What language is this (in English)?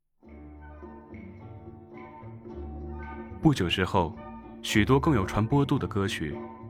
Chinese